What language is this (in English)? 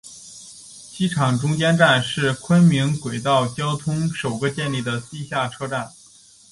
Chinese